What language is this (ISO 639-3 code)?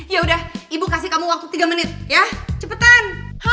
ind